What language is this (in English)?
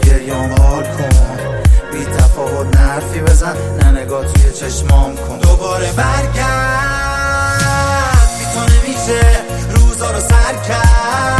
Persian